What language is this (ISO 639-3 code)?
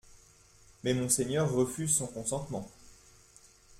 fra